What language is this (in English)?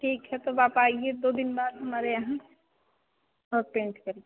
Hindi